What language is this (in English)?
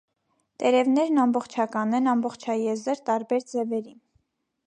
Armenian